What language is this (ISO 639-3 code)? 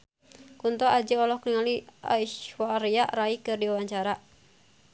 sun